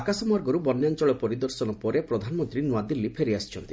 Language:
Odia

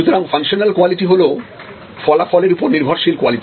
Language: Bangla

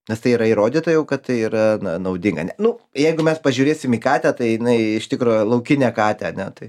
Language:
Lithuanian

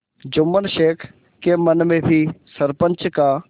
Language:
Hindi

